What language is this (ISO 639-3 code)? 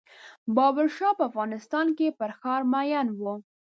pus